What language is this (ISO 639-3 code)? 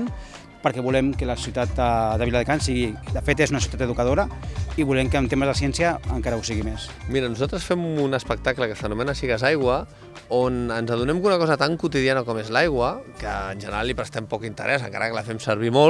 cat